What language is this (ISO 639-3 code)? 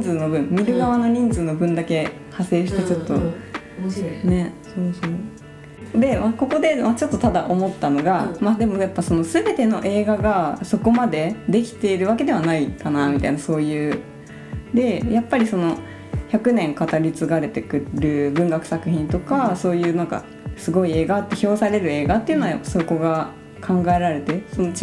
jpn